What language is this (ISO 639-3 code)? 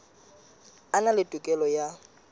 sot